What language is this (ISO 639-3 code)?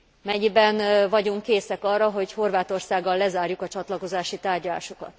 hun